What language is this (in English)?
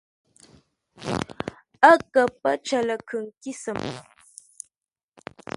Ngombale